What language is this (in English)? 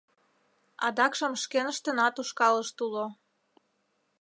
Mari